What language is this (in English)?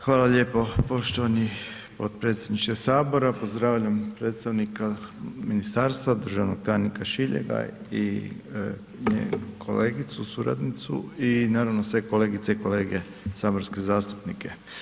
Croatian